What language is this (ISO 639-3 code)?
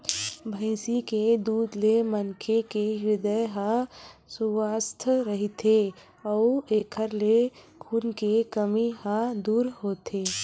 hne